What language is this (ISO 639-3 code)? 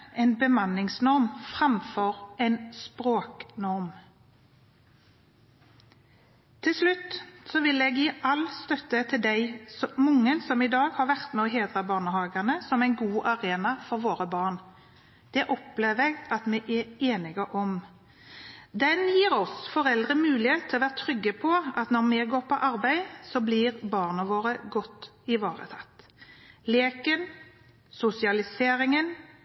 nob